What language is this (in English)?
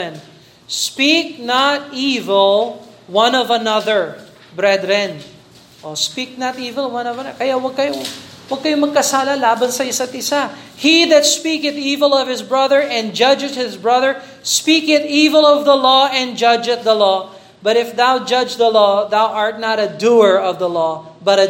Filipino